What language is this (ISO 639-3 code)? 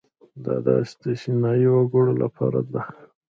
pus